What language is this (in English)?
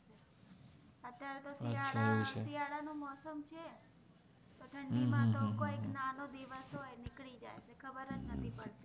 Gujarati